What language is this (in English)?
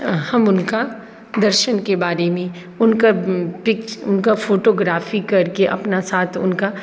Maithili